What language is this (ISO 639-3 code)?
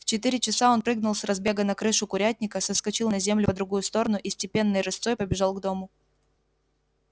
rus